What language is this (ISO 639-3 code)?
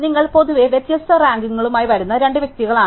mal